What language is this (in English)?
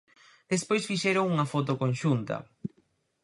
Galician